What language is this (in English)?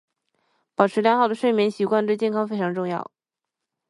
Chinese